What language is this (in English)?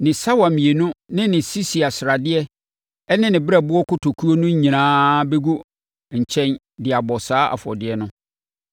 Akan